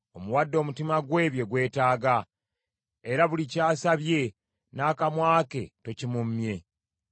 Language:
Ganda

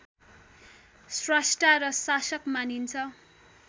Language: Nepali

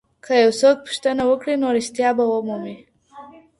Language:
Pashto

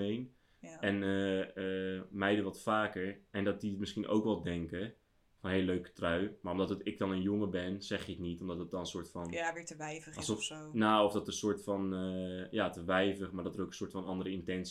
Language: Dutch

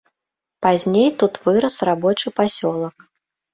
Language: Belarusian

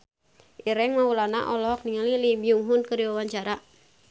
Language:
Sundanese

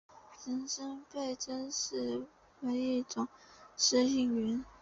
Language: Chinese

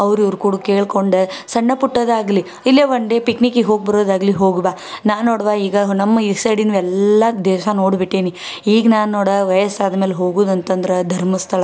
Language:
Kannada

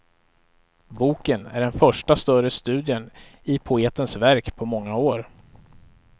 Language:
Swedish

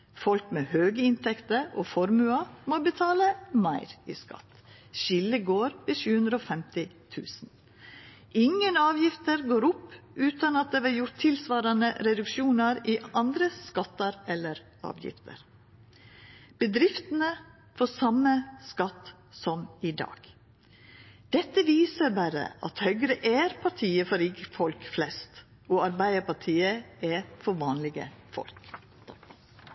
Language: Norwegian Nynorsk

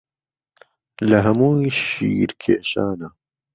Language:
Central Kurdish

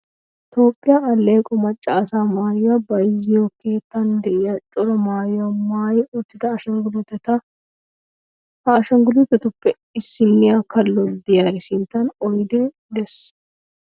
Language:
Wolaytta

